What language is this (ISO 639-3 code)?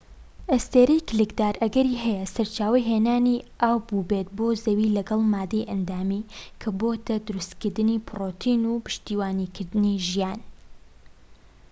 ckb